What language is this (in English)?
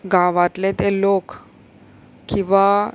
Konkani